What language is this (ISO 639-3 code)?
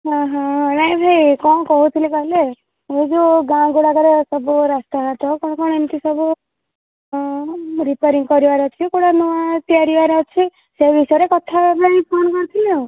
ori